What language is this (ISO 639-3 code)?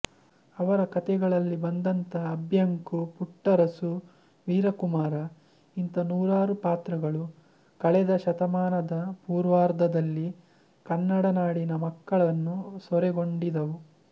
kan